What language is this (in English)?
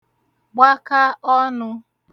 Igbo